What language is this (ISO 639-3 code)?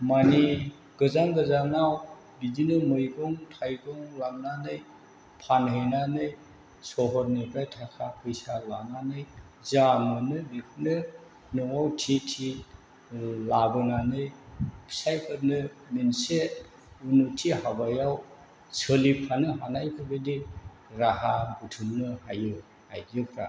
brx